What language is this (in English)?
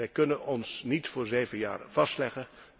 Dutch